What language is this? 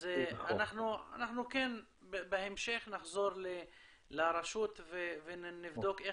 Hebrew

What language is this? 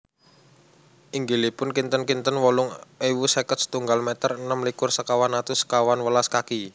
Javanese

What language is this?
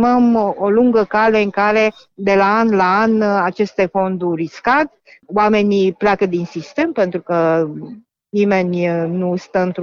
Romanian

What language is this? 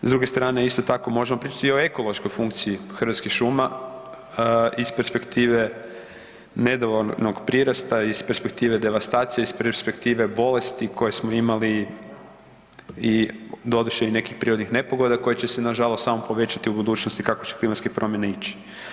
Croatian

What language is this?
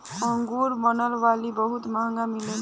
Bhojpuri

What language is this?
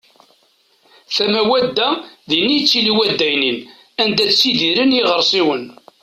Kabyle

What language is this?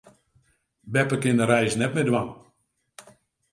Western Frisian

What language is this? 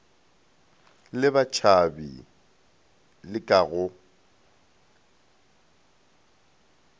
Northern Sotho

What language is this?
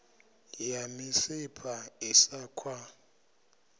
Venda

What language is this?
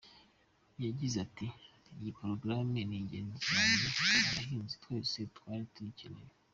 Kinyarwanda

